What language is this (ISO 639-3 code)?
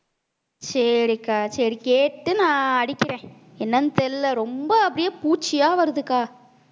tam